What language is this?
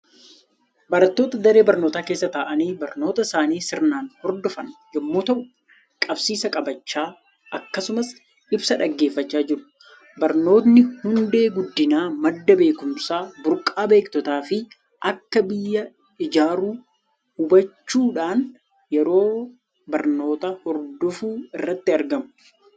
Oromo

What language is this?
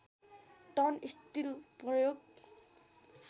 Nepali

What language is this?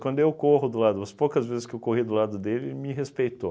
Portuguese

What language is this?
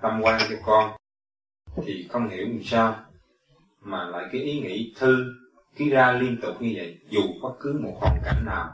Vietnamese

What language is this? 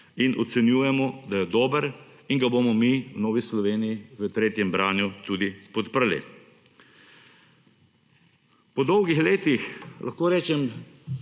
Slovenian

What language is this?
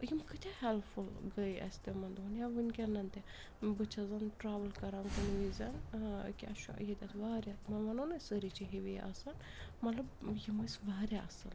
Kashmiri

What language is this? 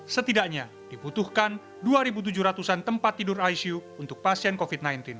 Indonesian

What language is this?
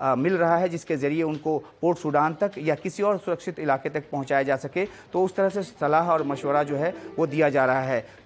Hindi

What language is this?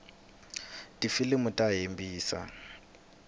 Tsonga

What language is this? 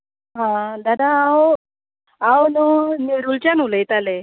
Konkani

